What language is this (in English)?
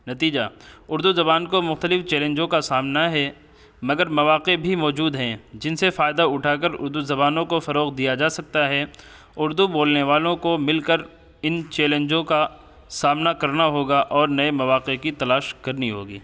Urdu